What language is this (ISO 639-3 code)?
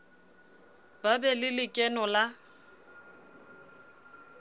sot